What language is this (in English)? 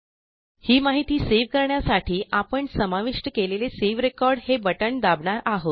Marathi